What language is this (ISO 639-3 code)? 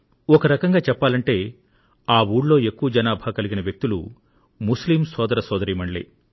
tel